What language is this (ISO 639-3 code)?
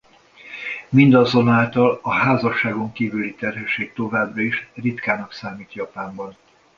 hun